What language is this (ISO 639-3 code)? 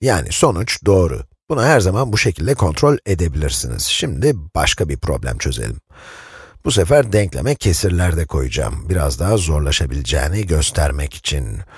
tur